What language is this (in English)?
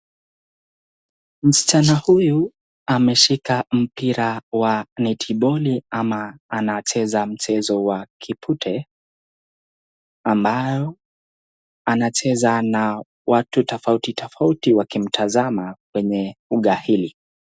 Swahili